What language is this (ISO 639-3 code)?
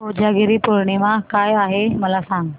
mar